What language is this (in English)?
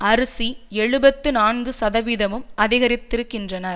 Tamil